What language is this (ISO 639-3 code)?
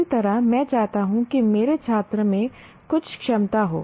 hin